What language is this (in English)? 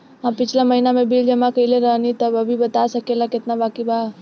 Bhojpuri